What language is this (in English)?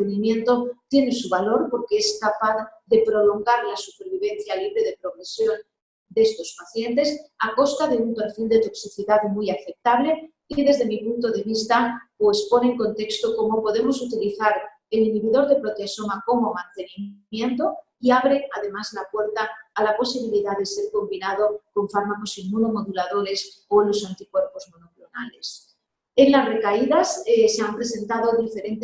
Spanish